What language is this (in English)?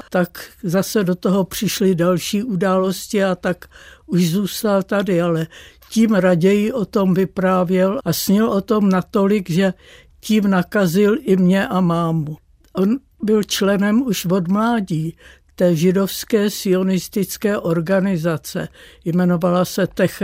Czech